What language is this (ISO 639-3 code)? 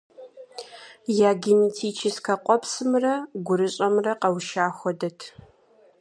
kbd